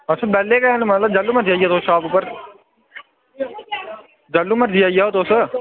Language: Dogri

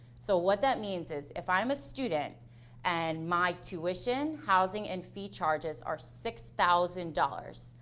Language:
English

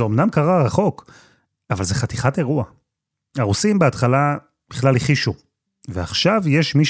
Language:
Hebrew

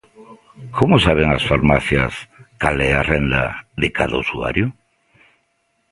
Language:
Galician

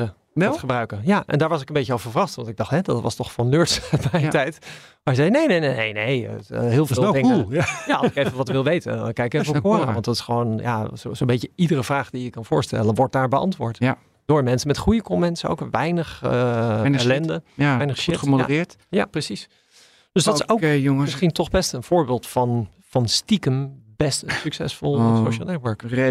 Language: Dutch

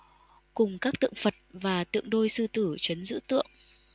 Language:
Vietnamese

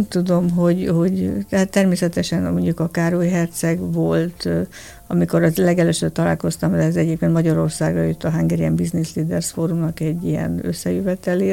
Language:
Hungarian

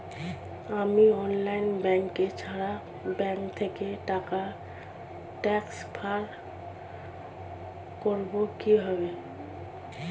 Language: Bangla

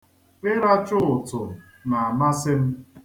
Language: Igbo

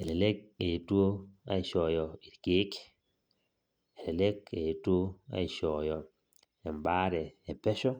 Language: Masai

